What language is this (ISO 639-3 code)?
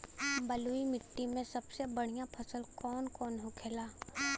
bho